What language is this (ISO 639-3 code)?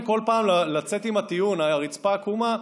heb